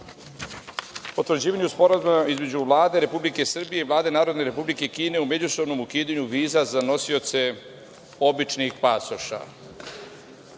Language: Serbian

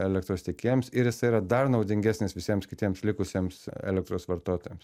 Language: Lithuanian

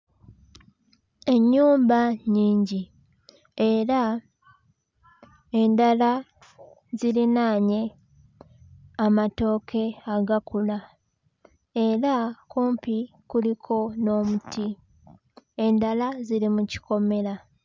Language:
Ganda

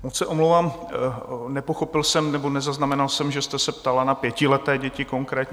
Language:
Czech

